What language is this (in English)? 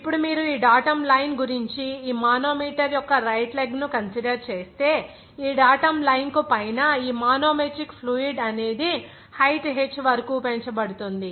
Telugu